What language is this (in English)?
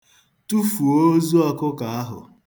Igbo